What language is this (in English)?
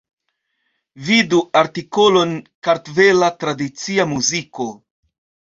Esperanto